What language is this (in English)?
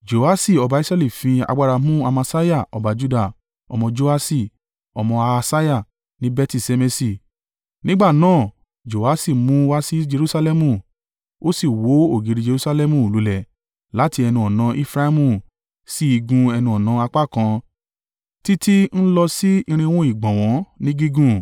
Yoruba